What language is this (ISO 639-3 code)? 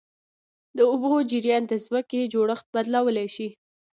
pus